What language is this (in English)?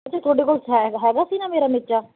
Punjabi